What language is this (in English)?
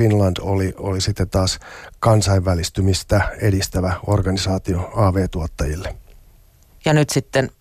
Finnish